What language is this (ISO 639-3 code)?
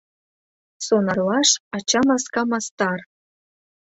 chm